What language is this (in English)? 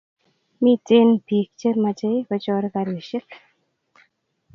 Kalenjin